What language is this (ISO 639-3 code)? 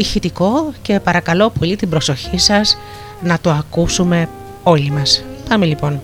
ell